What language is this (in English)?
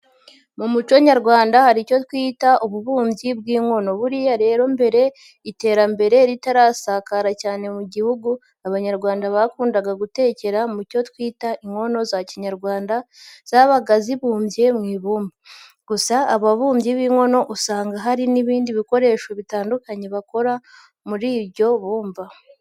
Kinyarwanda